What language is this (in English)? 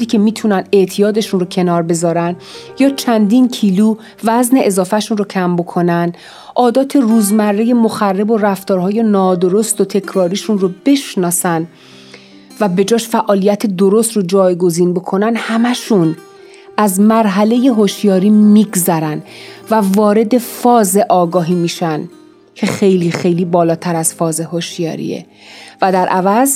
Persian